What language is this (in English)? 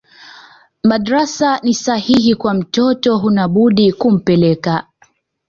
Swahili